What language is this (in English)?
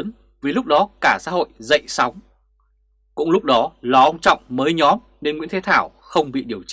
Vietnamese